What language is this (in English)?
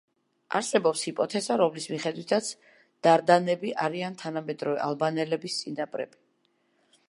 Georgian